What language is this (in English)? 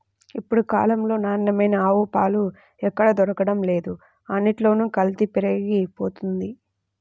Telugu